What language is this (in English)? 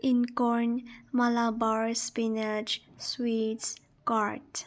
Manipuri